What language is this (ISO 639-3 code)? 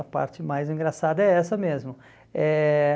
por